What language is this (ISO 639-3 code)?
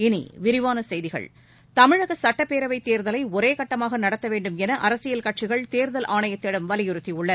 tam